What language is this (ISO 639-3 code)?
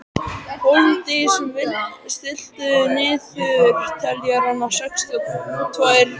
isl